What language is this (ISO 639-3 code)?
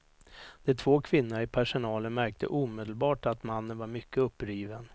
swe